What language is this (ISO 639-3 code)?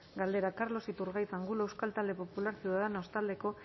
eus